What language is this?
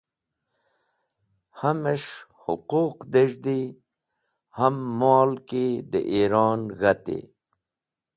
Wakhi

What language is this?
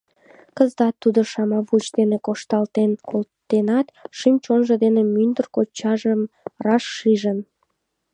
Mari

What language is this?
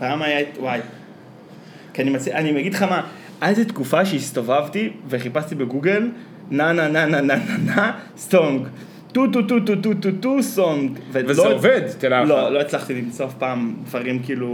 Hebrew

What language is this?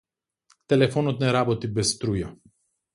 Macedonian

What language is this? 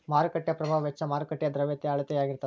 Kannada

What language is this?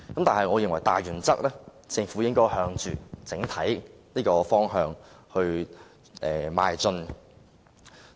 Cantonese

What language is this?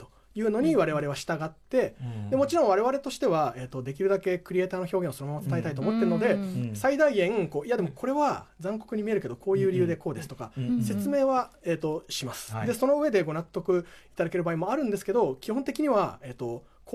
Japanese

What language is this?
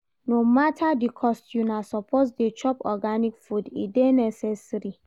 Nigerian Pidgin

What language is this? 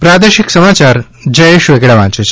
Gujarati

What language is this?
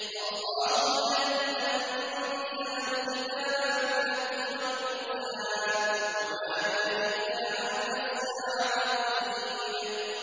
Arabic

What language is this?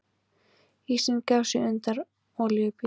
Icelandic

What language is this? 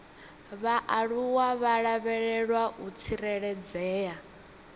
Venda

